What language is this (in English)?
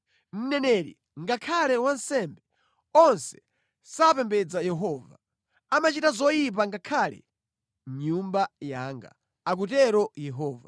Nyanja